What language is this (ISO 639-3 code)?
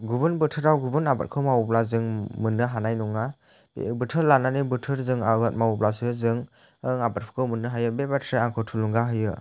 brx